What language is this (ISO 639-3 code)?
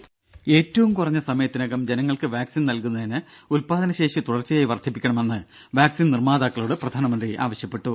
mal